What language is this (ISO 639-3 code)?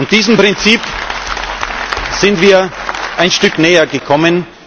deu